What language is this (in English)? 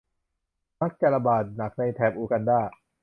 Thai